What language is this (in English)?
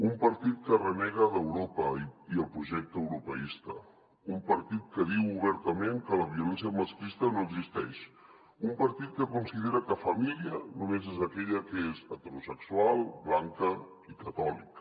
Catalan